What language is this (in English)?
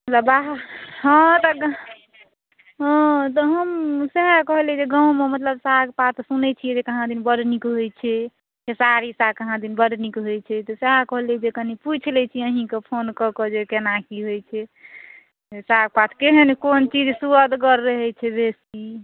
Maithili